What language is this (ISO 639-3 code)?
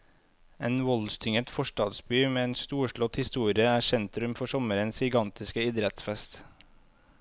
nor